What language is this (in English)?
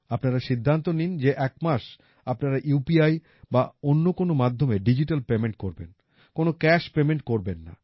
Bangla